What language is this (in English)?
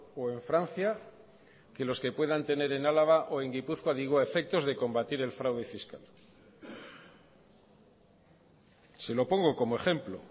Spanish